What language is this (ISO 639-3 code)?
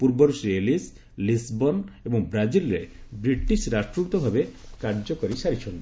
ori